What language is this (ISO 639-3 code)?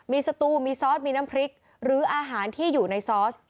tha